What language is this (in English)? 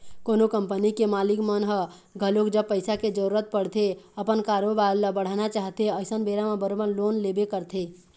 Chhattisgarhi